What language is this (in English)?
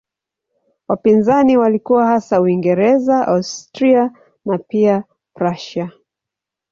Swahili